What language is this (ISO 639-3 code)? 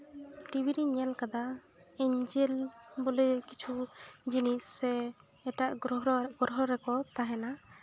sat